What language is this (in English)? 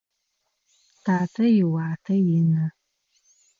Adyghe